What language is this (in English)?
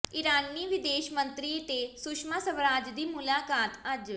Punjabi